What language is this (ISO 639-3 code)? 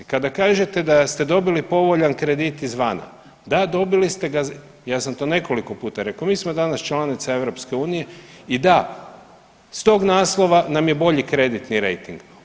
hrv